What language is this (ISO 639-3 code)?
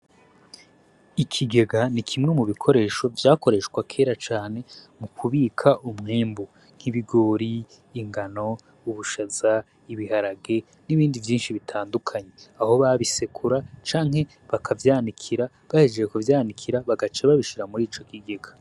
run